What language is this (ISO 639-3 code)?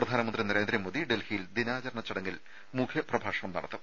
mal